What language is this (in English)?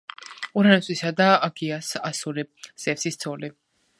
Georgian